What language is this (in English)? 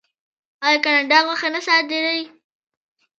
Pashto